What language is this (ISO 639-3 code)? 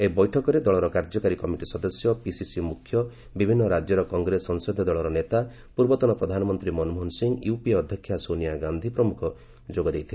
ori